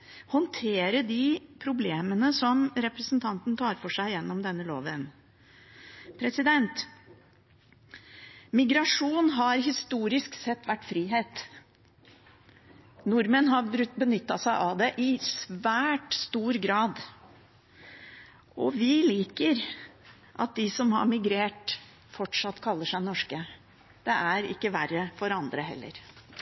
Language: Norwegian Bokmål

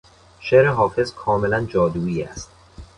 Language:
Persian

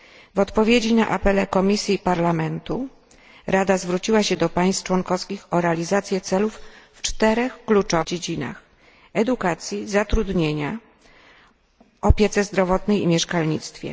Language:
Polish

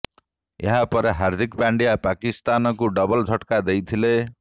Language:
Odia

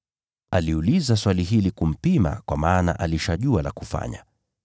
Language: Swahili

